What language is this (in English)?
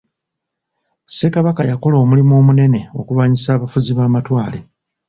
Ganda